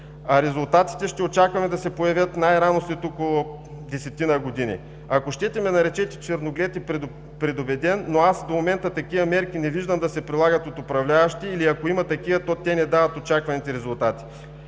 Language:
Bulgarian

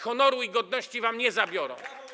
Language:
Polish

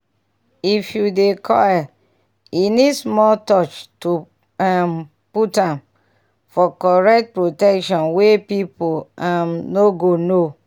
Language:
Nigerian Pidgin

